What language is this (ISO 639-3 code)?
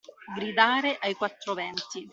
ita